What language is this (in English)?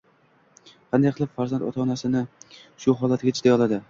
Uzbek